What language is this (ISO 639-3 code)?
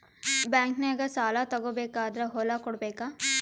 kan